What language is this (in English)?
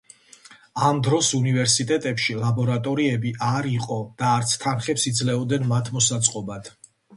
Georgian